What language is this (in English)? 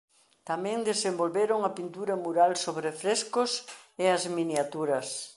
Galician